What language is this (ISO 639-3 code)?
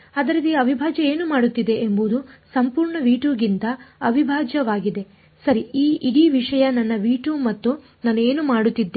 kan